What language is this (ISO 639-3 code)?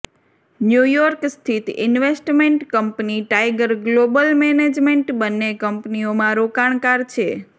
guj